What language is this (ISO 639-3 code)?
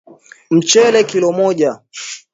swa